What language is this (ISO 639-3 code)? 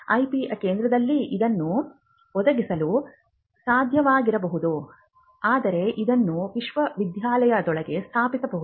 kan